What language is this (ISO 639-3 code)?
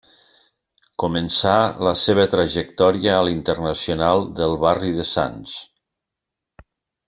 cat